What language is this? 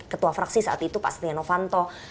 Indonesian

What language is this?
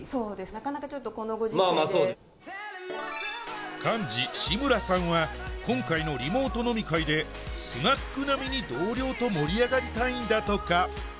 Japanese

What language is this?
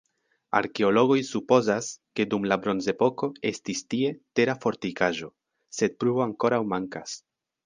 Esperanto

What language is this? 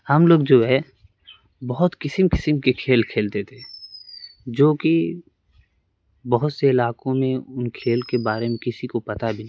Urdu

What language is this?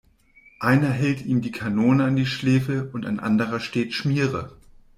German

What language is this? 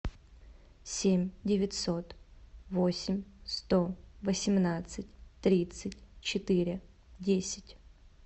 Russian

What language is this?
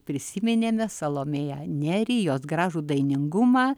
Lithuanian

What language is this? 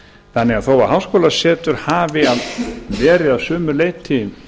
Icelandic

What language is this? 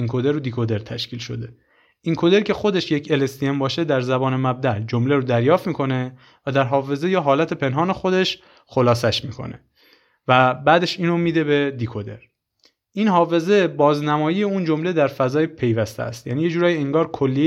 Persian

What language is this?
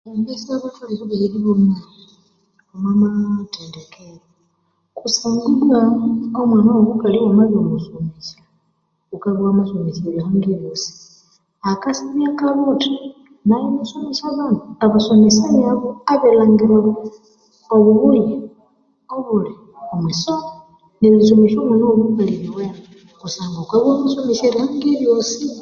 Konzo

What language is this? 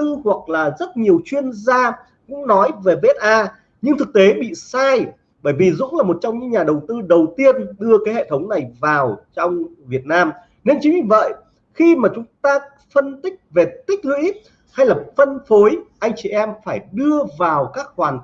Vietnamese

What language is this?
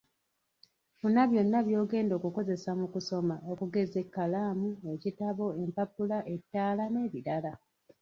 Ganda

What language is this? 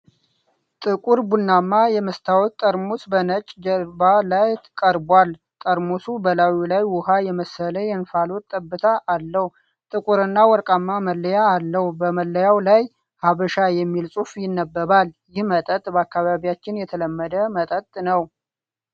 Amharic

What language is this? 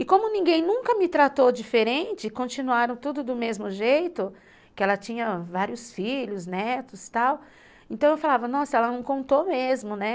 Portuguese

